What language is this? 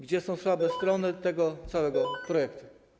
Polish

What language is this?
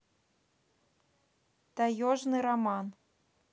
Russian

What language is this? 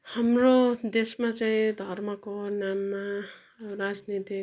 Nepali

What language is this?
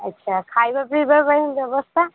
Odia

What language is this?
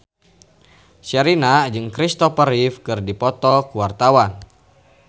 Sundanese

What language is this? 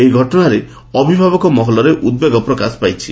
Odia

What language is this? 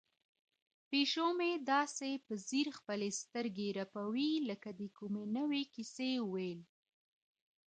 Pashto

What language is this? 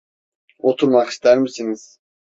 Turkish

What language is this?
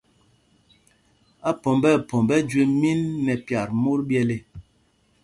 Mpumpong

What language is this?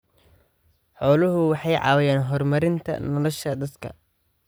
Somali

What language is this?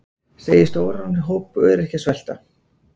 Icelandic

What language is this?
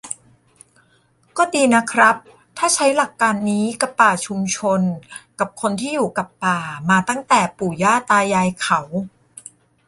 Thai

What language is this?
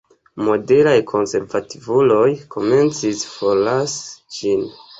Esperanto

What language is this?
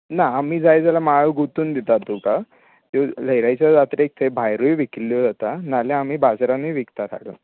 Konkani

